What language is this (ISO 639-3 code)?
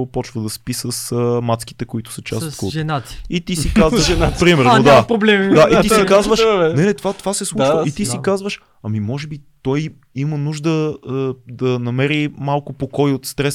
bul